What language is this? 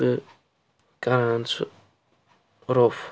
Kashmiri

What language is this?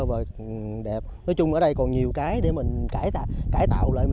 Vietnamese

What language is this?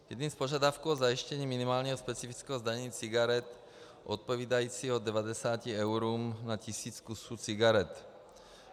Czech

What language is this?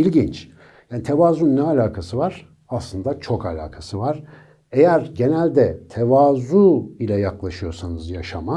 Turkish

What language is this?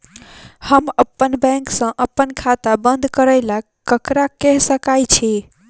Maithili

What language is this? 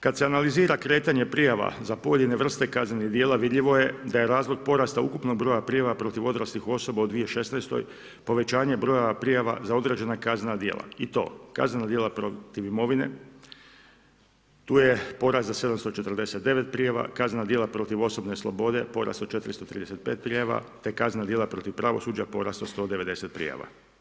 Croatian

